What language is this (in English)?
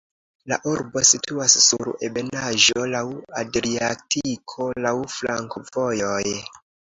Esperanto